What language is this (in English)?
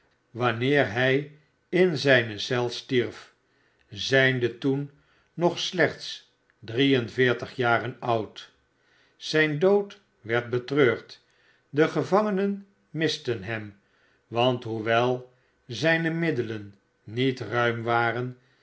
Dutch